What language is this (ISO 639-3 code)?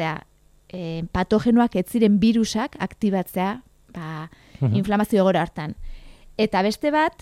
spa